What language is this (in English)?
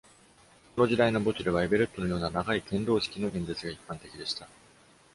Japanese